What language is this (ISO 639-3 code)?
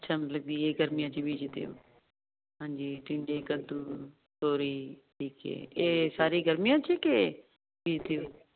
pan